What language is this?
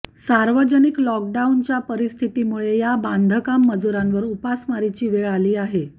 Marathi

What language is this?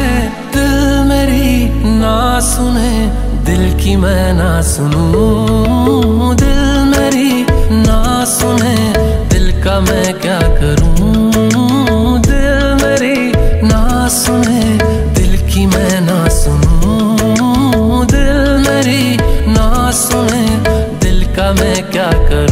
Romanian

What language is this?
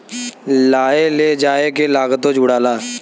Bhojpuri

